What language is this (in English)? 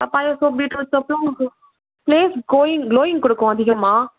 Tamil